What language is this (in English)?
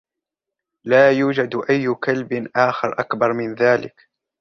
Arabic